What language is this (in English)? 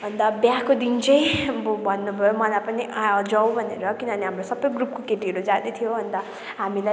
Nepali